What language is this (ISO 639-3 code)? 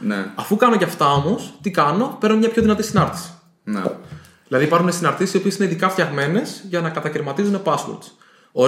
ell